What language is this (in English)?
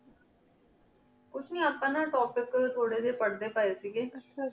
Punjabi